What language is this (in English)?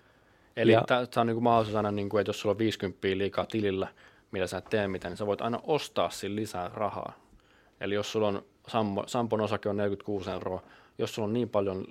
Finnish